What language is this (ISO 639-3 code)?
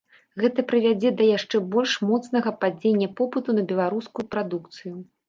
bel